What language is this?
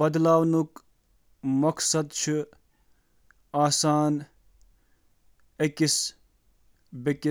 Kashmiri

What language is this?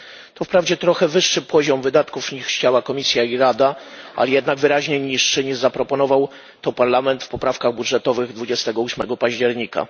Polish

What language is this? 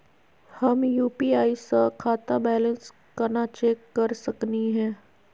Magahi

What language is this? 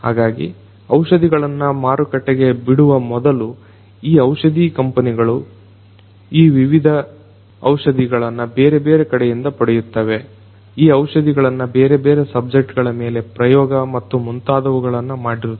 Kannada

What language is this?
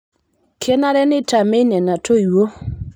Masai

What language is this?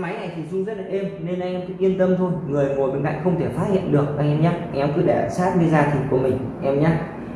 Vietnamese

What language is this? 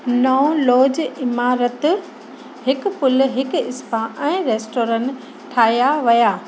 Sindhi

